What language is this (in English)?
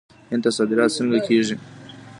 Pashto